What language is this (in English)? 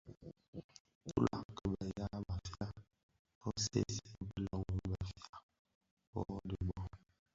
Bafia